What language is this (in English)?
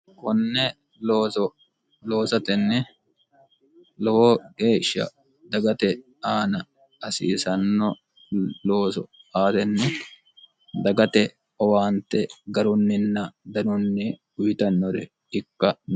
Sidamo